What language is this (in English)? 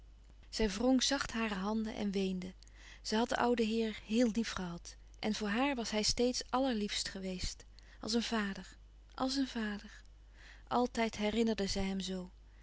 Dutch